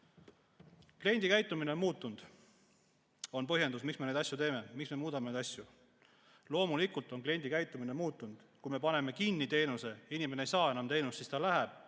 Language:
Estonian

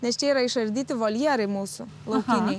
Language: Lithuanian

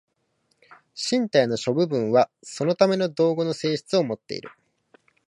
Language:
Japanese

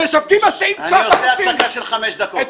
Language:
Hebrew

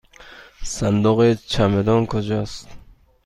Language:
Persian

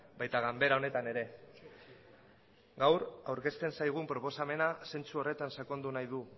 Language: Basque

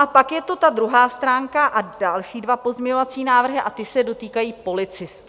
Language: Czech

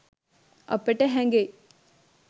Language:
Sinhala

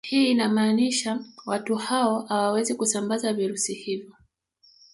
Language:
Swahili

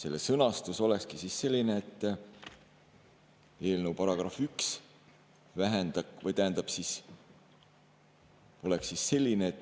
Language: Estonian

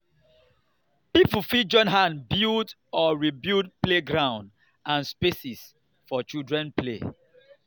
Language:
Nigerian Pidgin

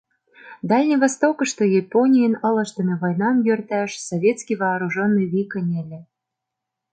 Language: Mari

